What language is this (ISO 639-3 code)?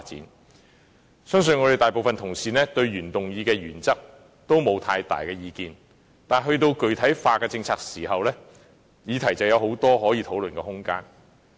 yue